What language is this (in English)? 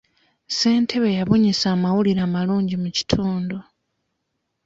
Ganda